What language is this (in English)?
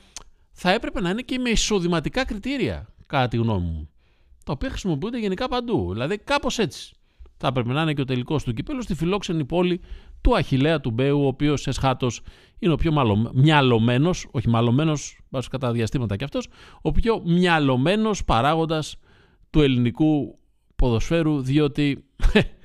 Greek